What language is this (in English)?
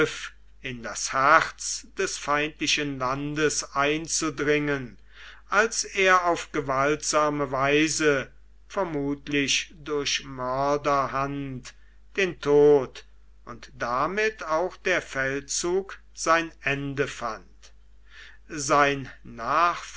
German